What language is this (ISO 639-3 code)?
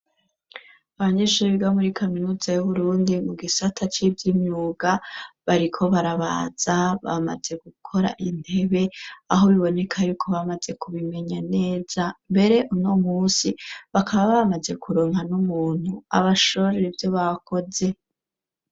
run